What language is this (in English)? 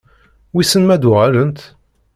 Kabyle